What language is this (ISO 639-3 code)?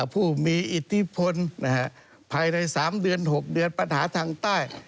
tha